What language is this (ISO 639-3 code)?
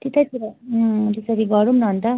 nep